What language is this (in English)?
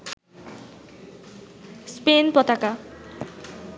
Bangla